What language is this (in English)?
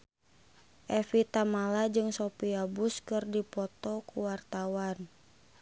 Sundanese